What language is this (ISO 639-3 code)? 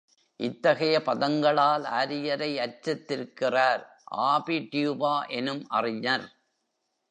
tam